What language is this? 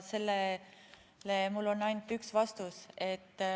Estonian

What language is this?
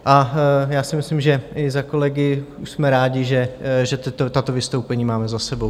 Czech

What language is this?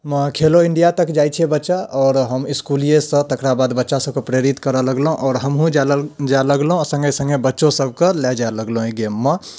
Maithili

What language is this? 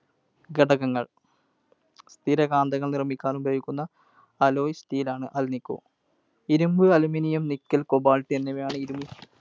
Malayalam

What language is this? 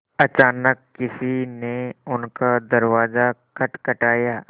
Hindi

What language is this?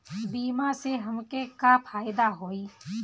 Bhojpuri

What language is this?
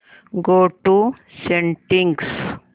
Marathi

